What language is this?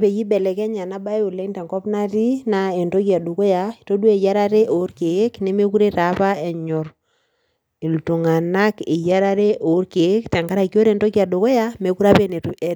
Masai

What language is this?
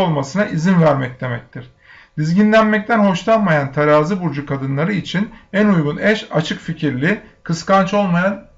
Turkish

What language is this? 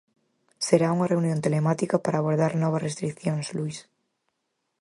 Galician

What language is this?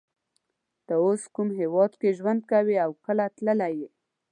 Pashto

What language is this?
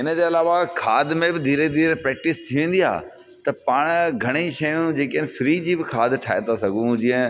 Sindhi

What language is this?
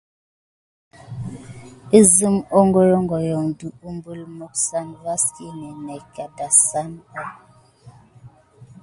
Gidar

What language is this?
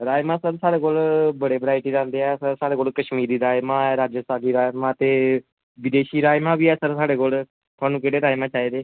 Dogri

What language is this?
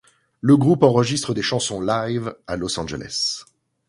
French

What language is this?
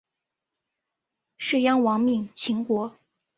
Chinese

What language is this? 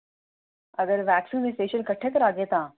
Dogri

